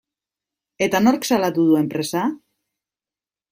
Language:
Basque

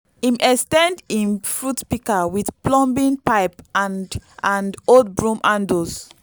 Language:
Nigerian Pidgin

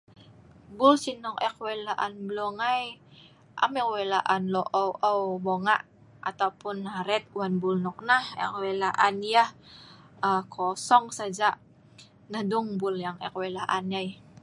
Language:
Sa'ban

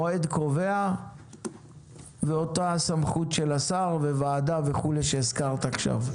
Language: Hebrew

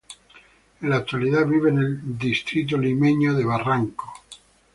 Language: Spanish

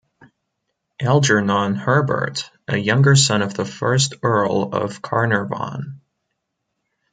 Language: English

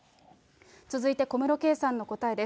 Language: Japanese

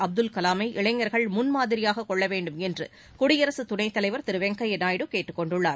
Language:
Tamil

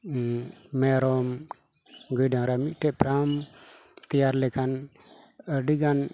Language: Santali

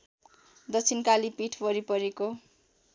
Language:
Nepali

